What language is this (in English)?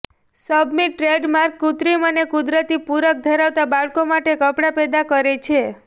Gujarati